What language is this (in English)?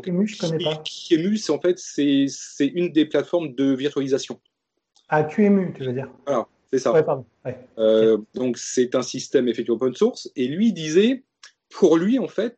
French